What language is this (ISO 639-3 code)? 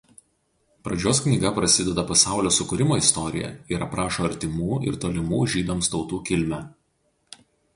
lit